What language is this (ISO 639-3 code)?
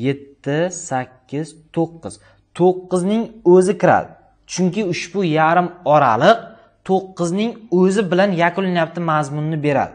tur